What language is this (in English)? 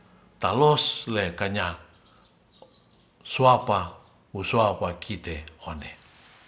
Ratahan